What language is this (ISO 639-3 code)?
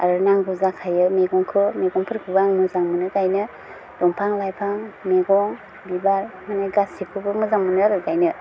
brx